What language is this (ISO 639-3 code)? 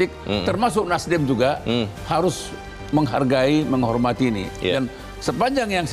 ind